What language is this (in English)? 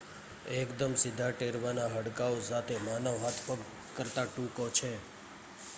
Gujarati